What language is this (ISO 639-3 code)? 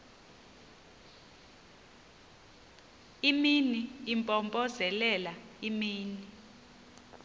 xho